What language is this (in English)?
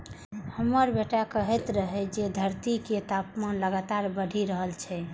Maithili